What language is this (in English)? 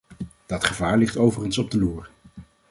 Dutch